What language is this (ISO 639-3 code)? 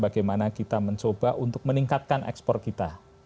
ind